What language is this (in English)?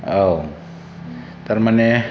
Bodo